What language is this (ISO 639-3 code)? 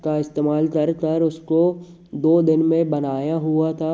hin